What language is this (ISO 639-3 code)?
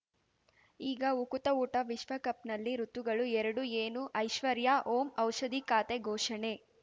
kan